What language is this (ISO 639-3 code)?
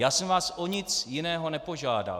ces